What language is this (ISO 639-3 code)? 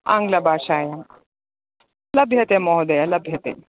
san